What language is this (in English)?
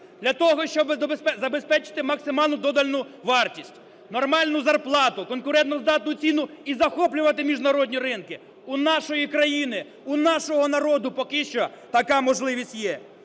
Ukrainian